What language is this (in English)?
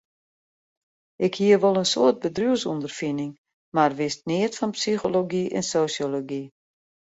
Western Frisian